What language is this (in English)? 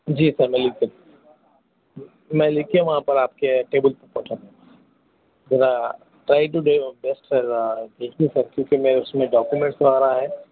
Urdu